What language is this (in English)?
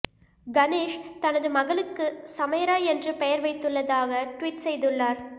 Tamil